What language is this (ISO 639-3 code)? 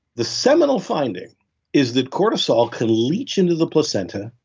eng